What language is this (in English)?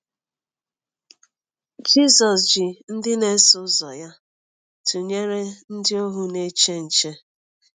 Igbo